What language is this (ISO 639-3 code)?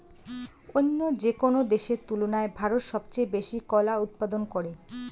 ben